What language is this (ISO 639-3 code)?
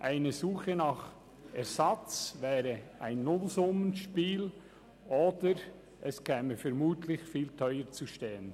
gsw